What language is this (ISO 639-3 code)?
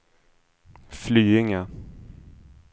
swe